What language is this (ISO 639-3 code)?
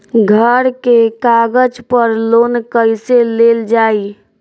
bho